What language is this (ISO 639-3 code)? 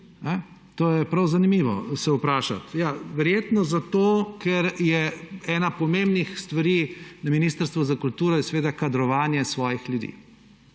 slv